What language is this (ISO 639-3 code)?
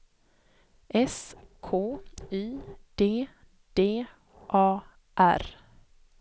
swe